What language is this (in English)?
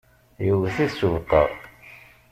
Kabyle